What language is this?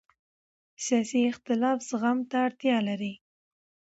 Pashto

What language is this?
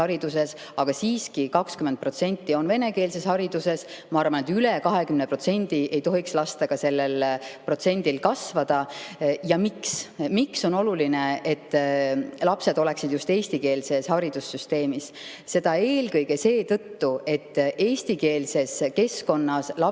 Estonian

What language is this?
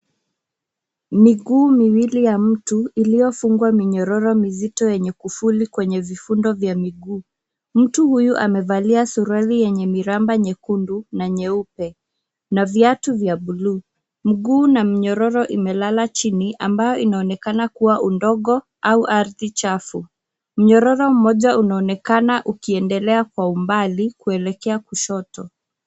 Swahili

